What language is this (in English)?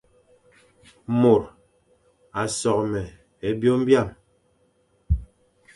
Fang